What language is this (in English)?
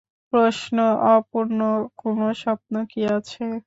Bangla